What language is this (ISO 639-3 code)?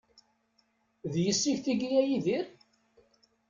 kab